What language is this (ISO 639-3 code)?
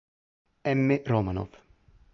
ita